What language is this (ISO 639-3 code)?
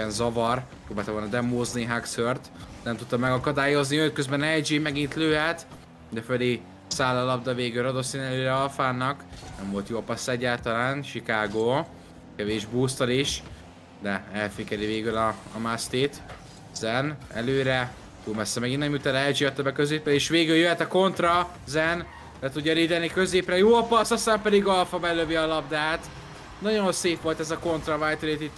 hun